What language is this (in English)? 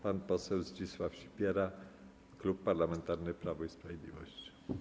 Polish